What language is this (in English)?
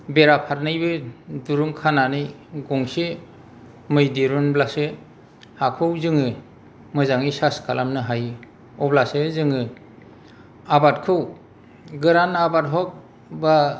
Bodo